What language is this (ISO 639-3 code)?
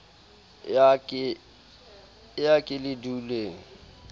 sot